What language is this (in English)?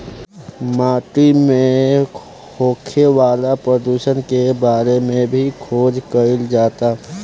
Bhojpuri